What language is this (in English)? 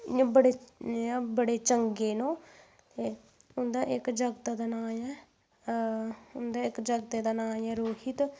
Dogri